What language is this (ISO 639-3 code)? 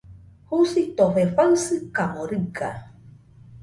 hux